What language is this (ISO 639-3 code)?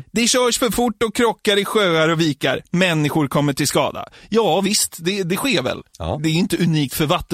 swe